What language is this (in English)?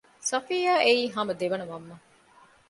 Divehi